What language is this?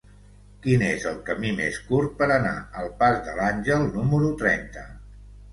Catalan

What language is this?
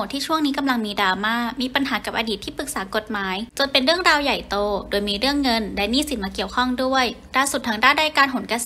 Thai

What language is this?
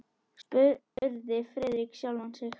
Icelandic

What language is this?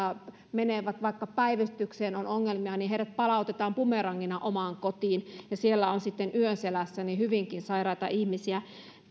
Finnish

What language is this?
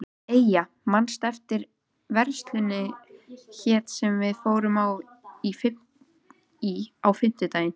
Icelandic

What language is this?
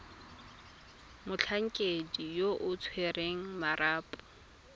Tswana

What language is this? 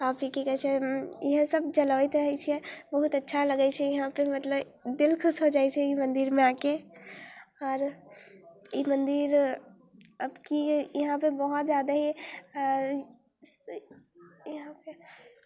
Maithili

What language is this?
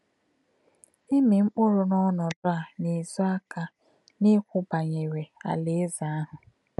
Igbo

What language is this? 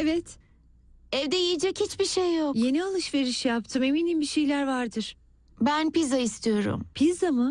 Turkish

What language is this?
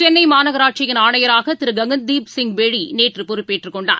Tamil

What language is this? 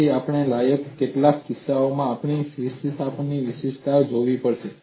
Gujarati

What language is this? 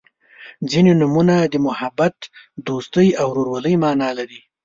Pashto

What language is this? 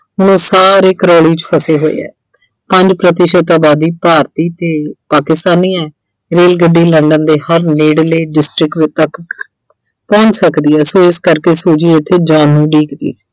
Punjabi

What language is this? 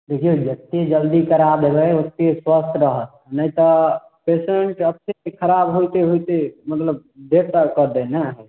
Maithili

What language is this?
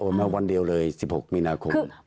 Thai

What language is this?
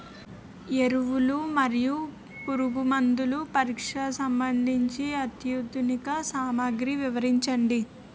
Telugu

